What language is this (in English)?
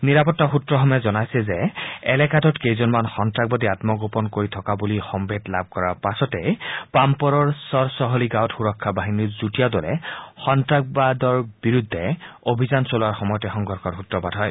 Assamese